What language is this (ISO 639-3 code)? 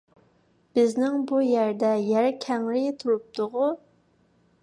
uig